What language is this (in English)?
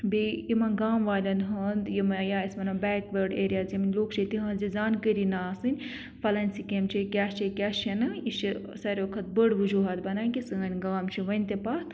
Kashmiri